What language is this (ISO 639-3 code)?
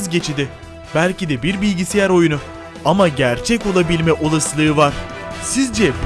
tur